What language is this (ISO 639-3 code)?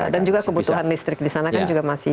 ind